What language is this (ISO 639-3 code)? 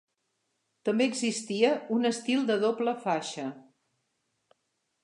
cat